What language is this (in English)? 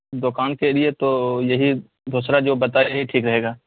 Urdu